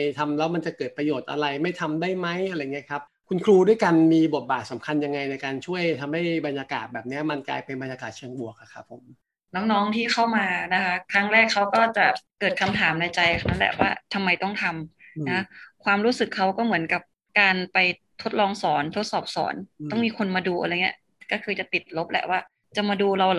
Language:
Thai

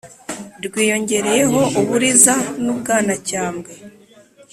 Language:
Kinyarwanda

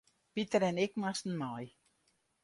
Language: Western Frisian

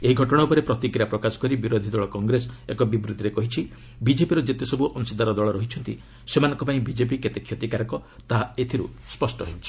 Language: Odia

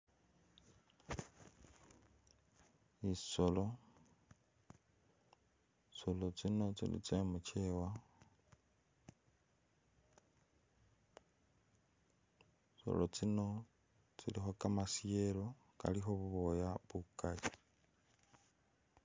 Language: Masaaba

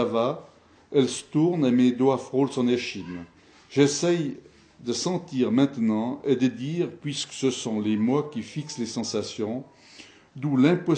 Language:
French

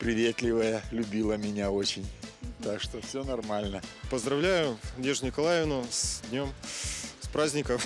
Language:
Russian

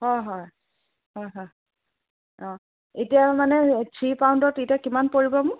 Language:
Assamese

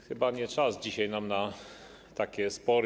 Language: Polish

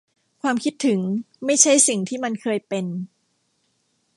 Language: Thai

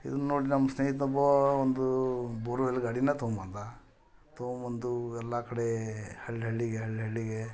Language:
Kannada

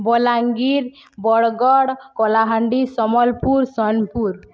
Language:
Odia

